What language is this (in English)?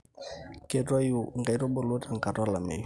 Masai